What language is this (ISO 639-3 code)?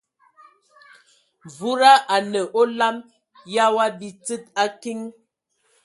ewo